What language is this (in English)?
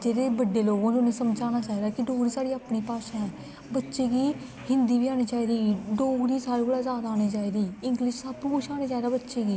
Dogri